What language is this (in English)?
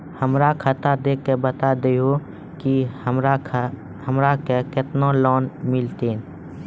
Maithili